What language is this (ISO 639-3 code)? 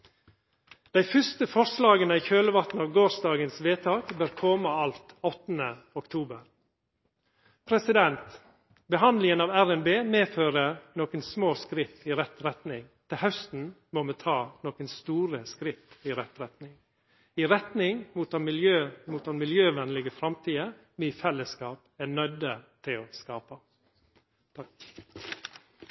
nno